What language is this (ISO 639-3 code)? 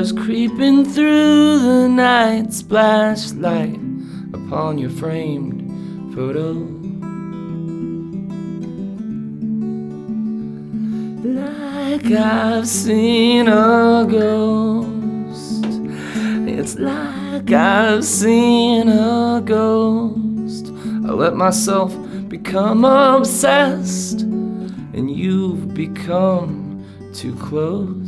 eng